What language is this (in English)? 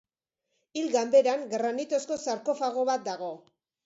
Basque